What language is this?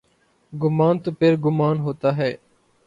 Urdu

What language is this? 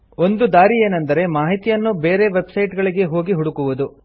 Kannada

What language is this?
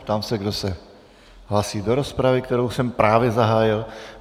Czech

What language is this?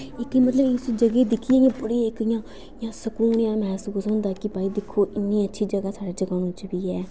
Dogri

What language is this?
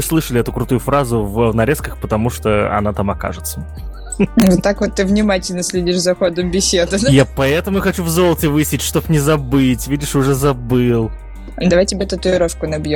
Russian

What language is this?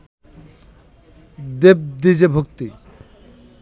Bangla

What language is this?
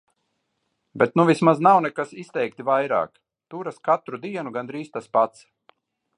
Latvian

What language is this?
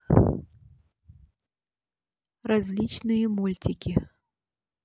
Russian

